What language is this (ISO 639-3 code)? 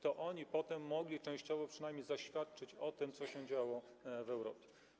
pol